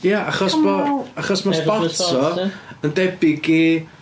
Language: Welsh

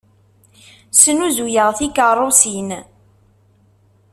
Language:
Kabyle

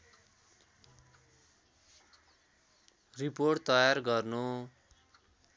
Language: Nepali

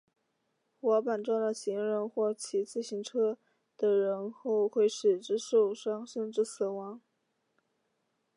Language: Chinese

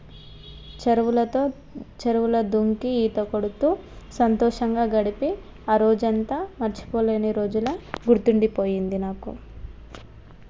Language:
Telugu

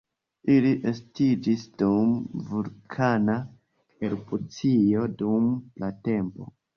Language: Esperanto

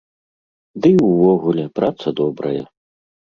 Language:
Belarusian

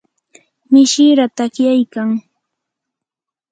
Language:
Yanahuanca Pasco Quechua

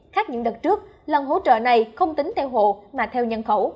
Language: Vietnamese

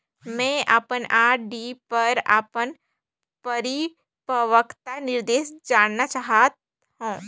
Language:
Chhattisgarhi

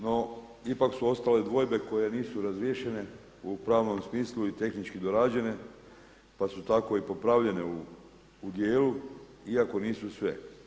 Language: Croatian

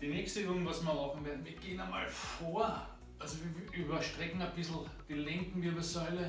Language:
German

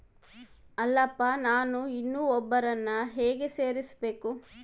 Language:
Kannada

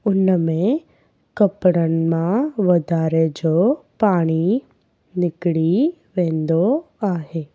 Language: Sindhi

